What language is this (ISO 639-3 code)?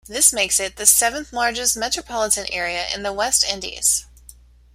eng